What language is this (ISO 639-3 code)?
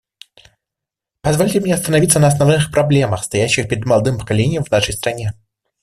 rus